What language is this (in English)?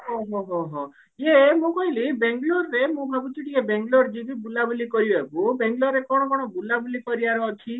Odia